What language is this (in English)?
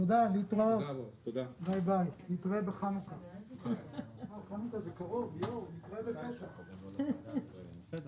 Hebrew